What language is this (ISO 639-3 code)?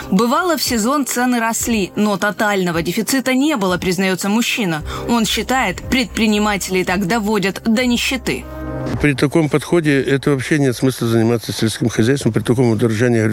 rus